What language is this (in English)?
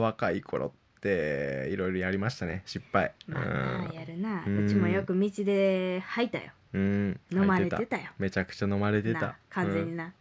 Japanese